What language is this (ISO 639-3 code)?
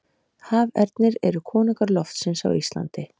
isl